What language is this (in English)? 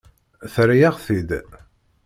Kabyle